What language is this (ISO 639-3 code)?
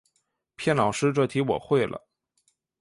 zho